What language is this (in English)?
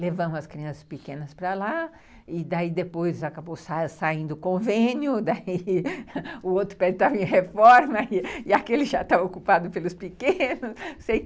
Portuguese